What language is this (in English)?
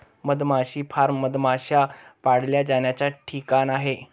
Marathi